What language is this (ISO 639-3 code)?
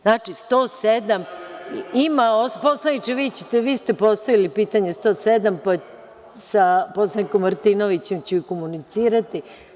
srp